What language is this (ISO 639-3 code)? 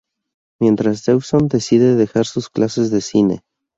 spa